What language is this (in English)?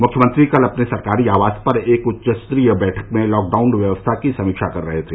Hindi